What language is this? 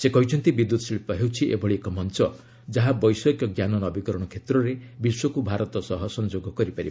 Odia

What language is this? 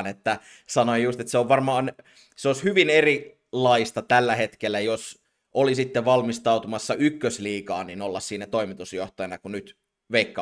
Finnish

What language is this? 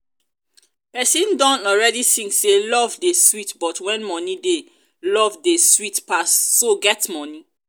Nigerian Pidgin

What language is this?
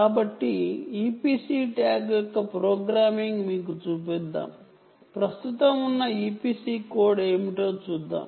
Telugu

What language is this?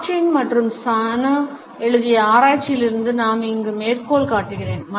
Tamil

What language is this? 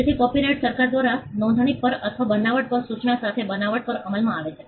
Gujarati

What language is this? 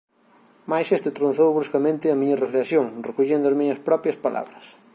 Galician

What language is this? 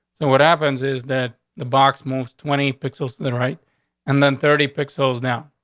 English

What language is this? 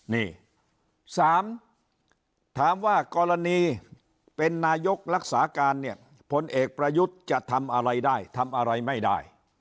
Thai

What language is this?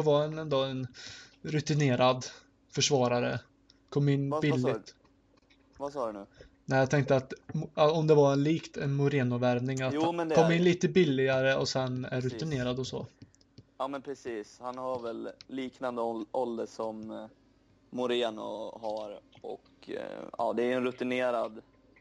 Swedish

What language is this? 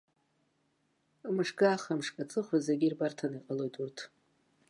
Abkhazian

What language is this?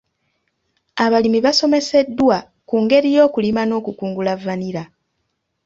Ganda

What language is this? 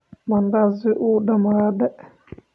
Somali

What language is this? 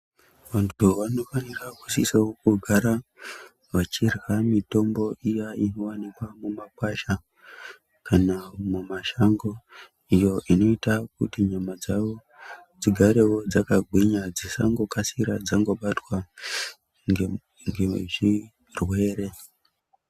Ndau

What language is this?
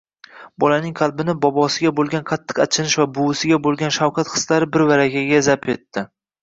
Uzbek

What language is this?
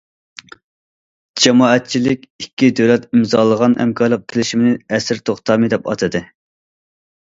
Uyghur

